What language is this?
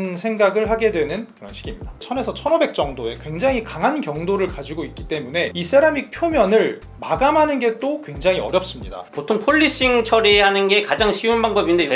Korean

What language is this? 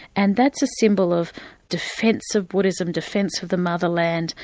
English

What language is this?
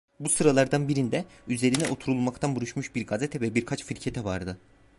Turkish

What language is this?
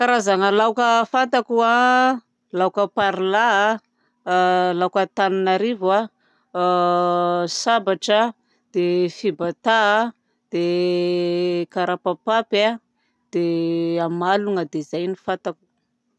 Southern Betsimisaraka Malagasy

